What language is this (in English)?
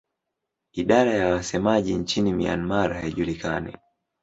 Swahili